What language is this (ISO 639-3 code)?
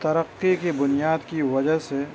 urd